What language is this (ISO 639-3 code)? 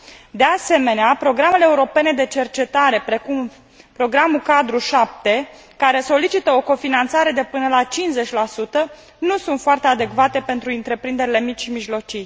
ron